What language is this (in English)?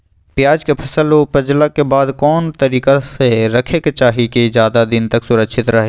Magahi